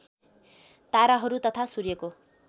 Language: Nepali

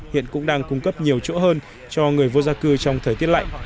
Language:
Vietnamese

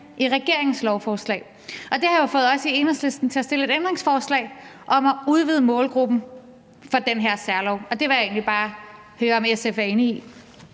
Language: Danish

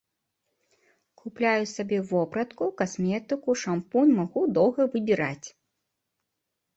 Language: Belarusian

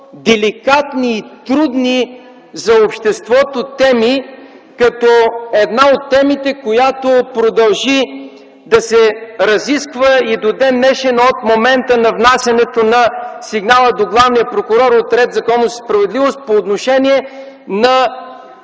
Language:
Bulgarian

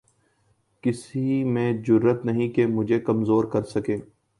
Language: Urdu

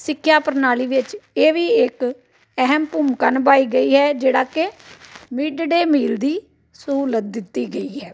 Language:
Punjabi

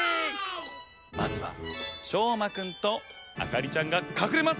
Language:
Japanese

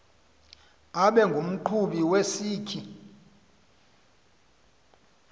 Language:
Xhosa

